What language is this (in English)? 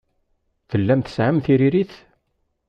Kabyle